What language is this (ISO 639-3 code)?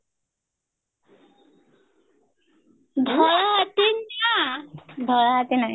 ori